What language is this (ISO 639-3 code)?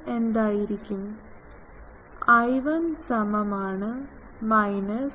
mal